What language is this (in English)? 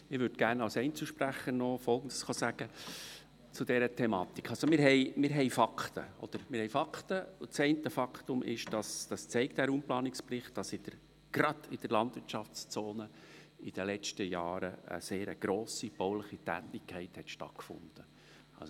Swiss German